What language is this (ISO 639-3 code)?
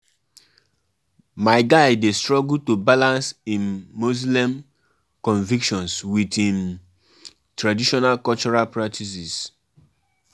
pcm